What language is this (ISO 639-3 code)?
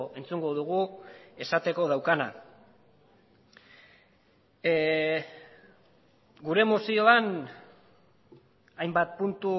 eus